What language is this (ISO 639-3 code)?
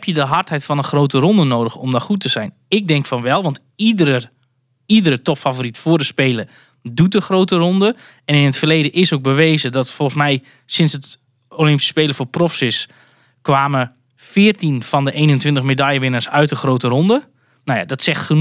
nld